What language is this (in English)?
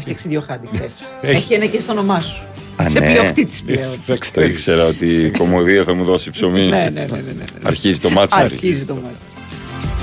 Greek